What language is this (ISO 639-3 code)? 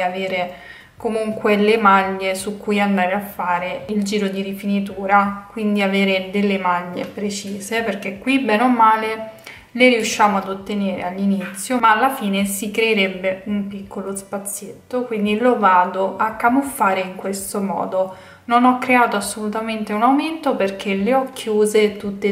ita